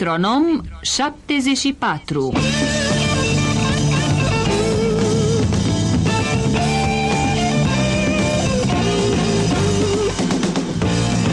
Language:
Romanian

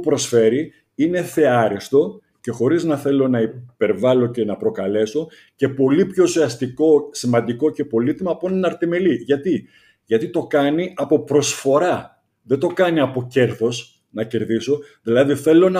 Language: Greek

